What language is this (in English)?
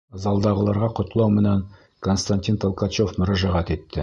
Bashkir